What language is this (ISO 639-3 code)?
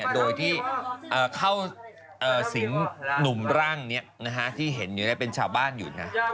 tha